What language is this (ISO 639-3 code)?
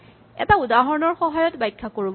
asm